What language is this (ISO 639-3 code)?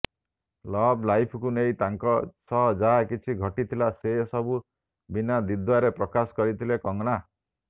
ori